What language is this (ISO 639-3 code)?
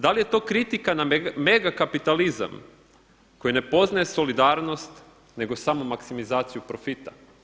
hrv